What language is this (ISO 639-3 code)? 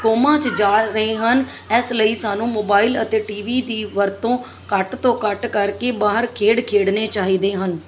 pan